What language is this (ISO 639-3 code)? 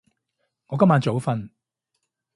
yue